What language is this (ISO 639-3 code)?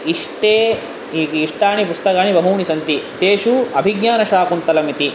san